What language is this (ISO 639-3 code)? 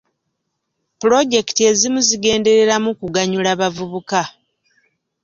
lug